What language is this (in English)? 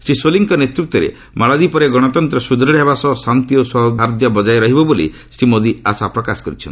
Odia